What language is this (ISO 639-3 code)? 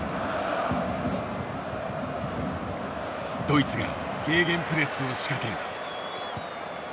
jpn